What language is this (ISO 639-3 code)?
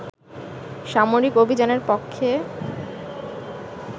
ben